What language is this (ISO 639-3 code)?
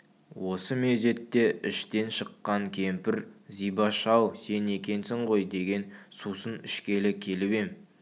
kaz